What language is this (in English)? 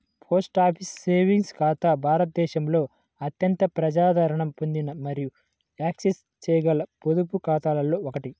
Telugu